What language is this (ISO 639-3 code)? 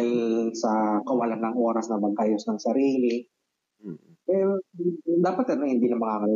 fil